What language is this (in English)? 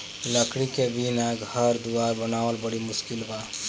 Bhojpuri